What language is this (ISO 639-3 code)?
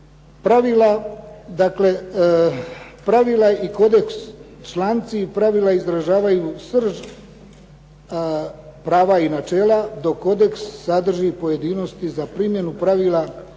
hrv